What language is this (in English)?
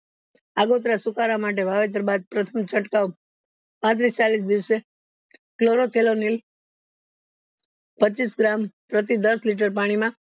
Gujarati